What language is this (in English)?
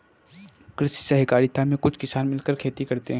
Hindi